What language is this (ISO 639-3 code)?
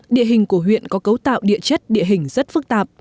vie